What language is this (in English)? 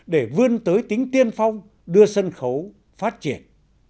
Vietnamese